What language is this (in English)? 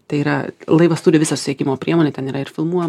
Lithuanian